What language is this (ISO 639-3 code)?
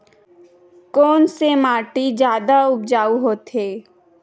hne